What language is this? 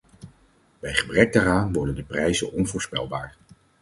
Dutch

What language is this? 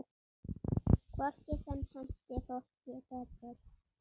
Icelandic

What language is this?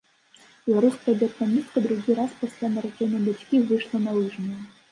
Belarusian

